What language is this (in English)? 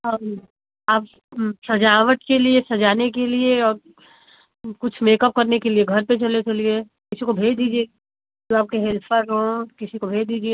Hindi